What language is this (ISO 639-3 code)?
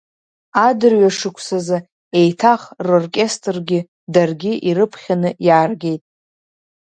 abk